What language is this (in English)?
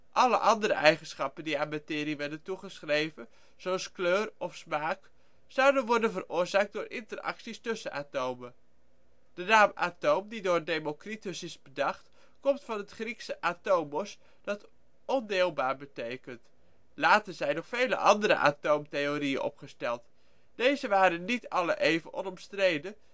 Dutch